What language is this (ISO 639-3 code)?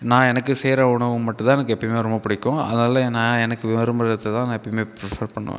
tam